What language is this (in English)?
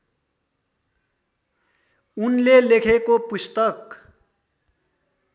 Nepali